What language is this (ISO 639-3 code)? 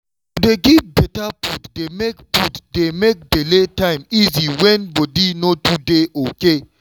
pcm